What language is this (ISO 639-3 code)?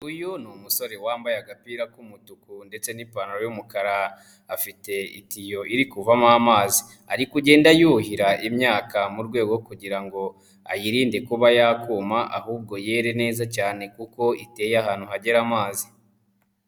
kin